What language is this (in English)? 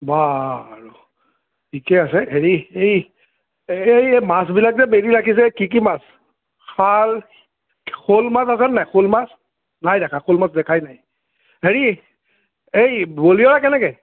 Assamese